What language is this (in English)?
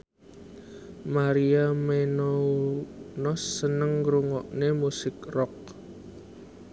Javanese